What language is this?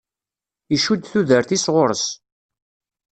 Kabyle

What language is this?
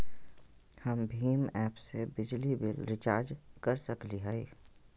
Magahi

